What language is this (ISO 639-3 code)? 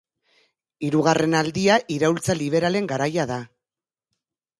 eus